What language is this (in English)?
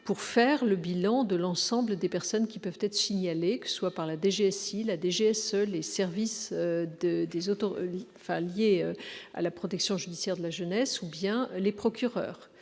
French